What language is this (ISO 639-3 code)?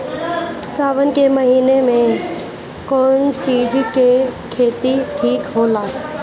bho